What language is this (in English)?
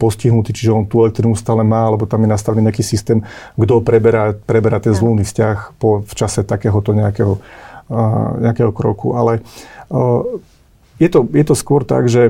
Slovak